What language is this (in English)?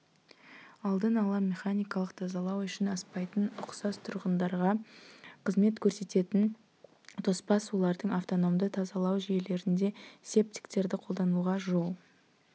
Kazakh